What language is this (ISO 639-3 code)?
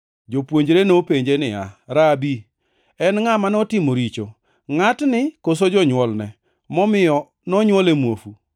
luo